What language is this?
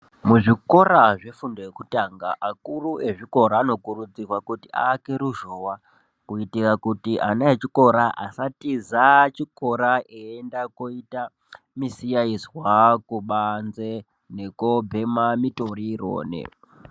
Ndau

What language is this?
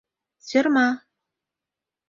Mari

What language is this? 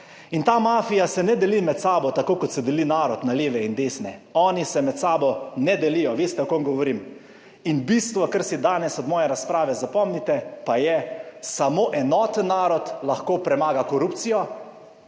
Slovenian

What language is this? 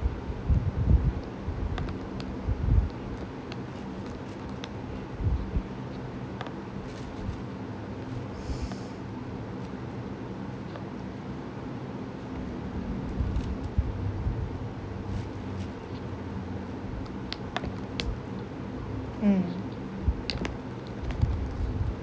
English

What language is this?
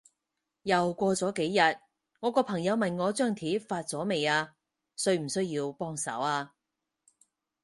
Cantonese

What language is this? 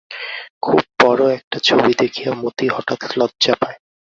Bangla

